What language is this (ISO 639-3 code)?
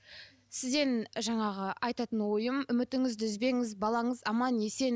kaz